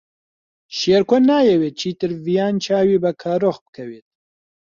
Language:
Central Kurdish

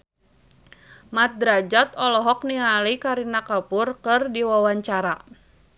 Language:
Sundanese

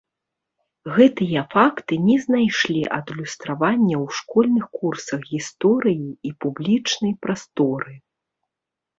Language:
Belarusian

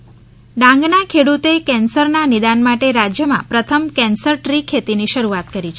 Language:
Gujarati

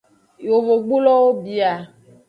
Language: Aja (Benin)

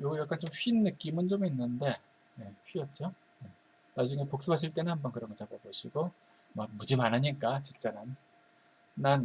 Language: Korean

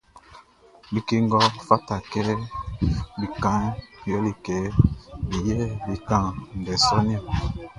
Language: Baoulé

